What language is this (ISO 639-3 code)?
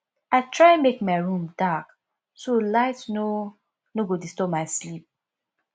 pcm